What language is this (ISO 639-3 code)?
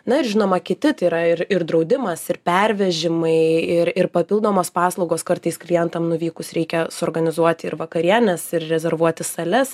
lit